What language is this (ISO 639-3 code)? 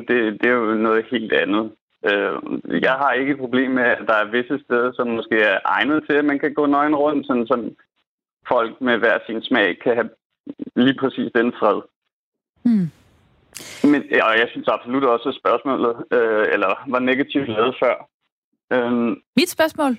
dan